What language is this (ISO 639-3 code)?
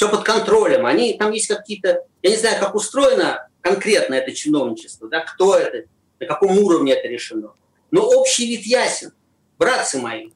rus